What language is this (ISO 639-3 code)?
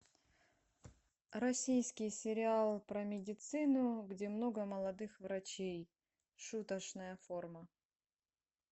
rus